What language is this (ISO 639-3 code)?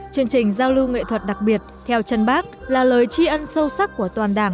vie